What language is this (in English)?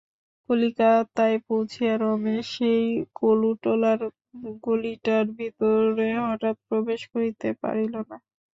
Bangla